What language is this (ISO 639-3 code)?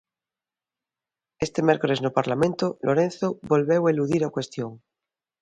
glg